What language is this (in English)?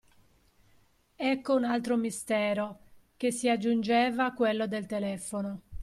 Italian